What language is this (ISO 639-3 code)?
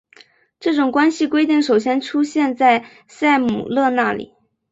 zho